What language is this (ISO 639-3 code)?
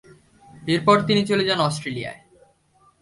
ben